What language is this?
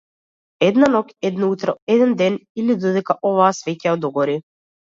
Macedonian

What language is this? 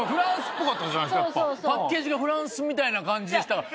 Japanese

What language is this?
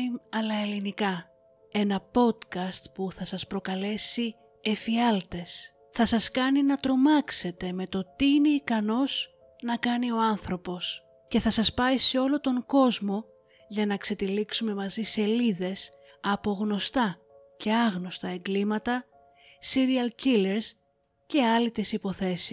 Greek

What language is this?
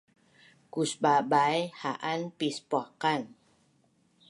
Bunun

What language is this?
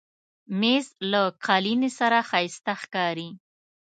Pashto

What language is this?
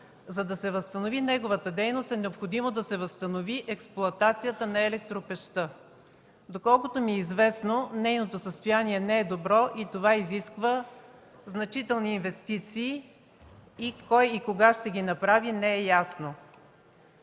Bulgarian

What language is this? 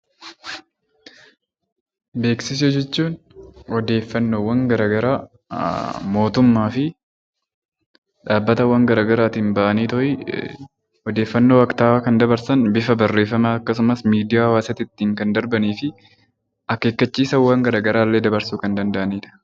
Oromo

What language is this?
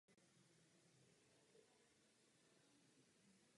Czech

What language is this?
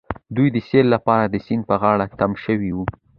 Pashto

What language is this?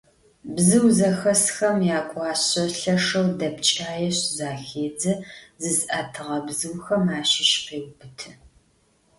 Adyghe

